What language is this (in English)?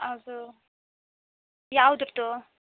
Kannada